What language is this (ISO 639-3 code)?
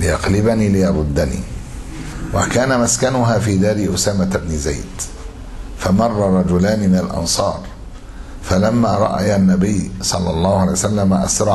ara